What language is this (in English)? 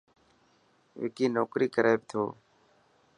Dhatki